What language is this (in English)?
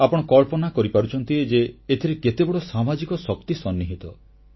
Odia